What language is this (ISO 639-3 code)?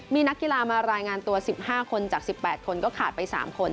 tha